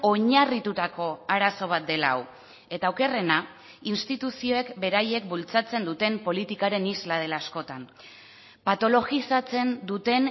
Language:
Basque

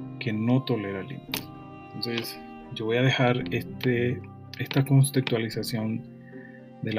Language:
Spanish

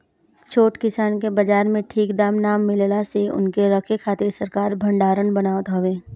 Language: Bhojpuri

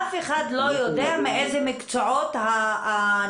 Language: Hebrew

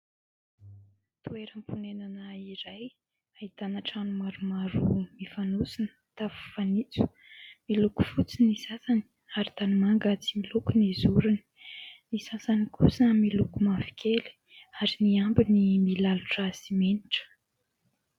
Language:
Malagasy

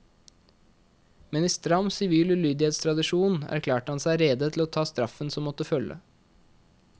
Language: Norwegian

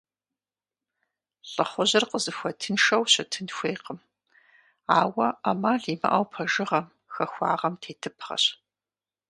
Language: Kabardian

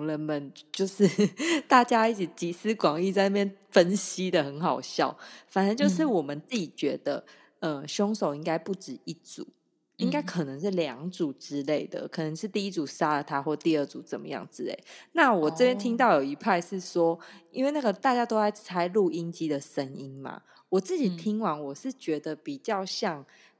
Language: Chinese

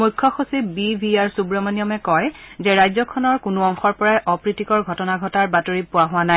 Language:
Assamese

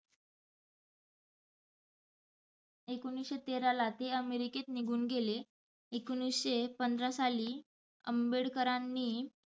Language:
Marathi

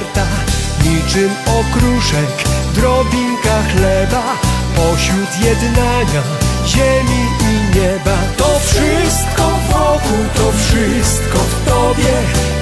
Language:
Polish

